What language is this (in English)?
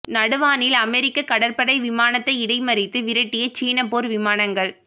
Tamil